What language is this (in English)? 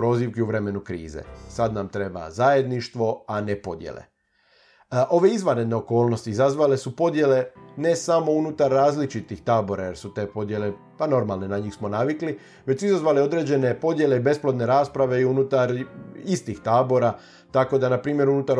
Croatian